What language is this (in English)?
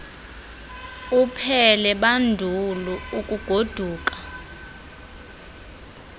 Xhosa